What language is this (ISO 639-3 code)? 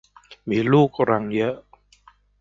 tha